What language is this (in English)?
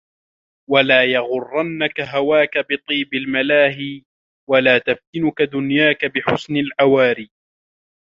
Arabic